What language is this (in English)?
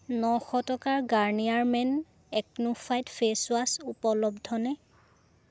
Assamese